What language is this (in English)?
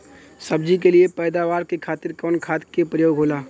Bhojpuri